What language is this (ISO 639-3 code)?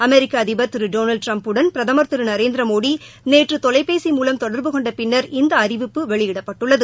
tam